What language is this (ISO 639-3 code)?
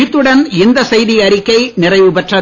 tam